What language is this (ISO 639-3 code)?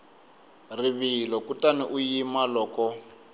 tso